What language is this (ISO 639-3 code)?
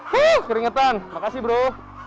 ind